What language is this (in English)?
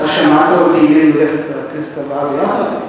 Hebrew